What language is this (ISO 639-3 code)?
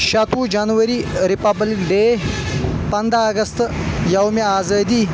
kas